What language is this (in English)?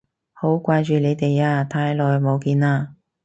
Cantonese